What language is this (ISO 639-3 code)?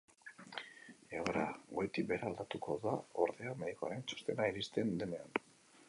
eus